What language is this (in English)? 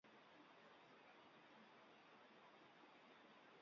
Central Kurdish